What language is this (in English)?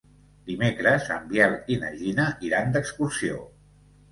Catalan